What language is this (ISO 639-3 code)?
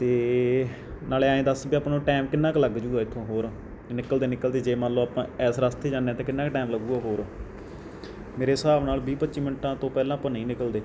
pan